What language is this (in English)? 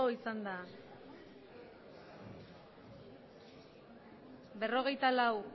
Basque